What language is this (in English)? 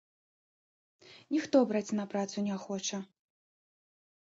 Belarusian